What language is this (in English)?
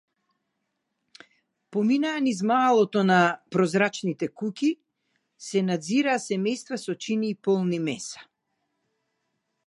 Macedonian